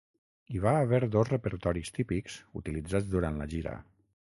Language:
Catalan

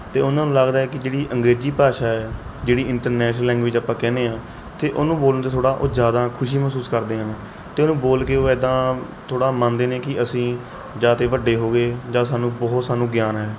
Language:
Punjabi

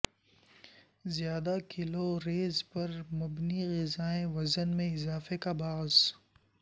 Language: Urdu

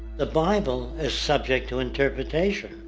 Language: English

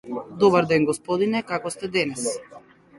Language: Macedonian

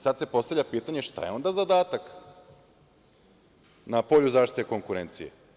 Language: Serbian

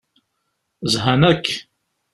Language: Kabyle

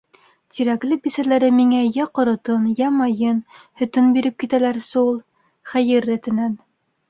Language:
Bashkir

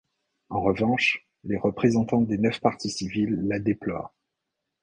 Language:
French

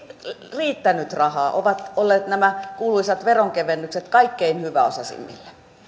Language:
Finnish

